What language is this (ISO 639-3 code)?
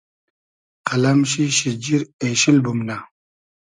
haz